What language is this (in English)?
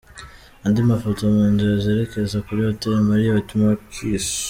Kinyarwanda